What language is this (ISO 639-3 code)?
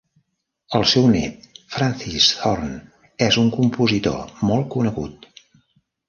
cat